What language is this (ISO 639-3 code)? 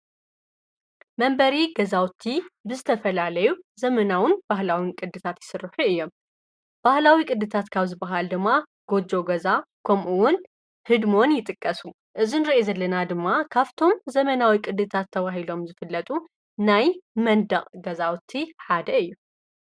tir